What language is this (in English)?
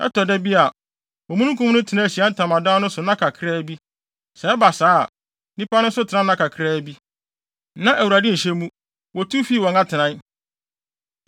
Akan